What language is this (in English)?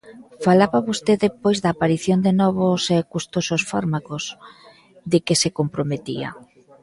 Galician